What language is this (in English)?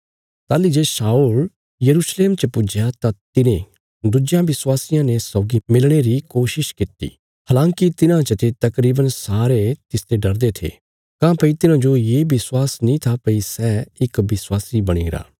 Bilaspuri